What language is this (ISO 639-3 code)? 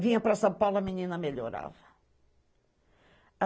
por